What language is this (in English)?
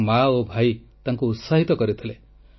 Odia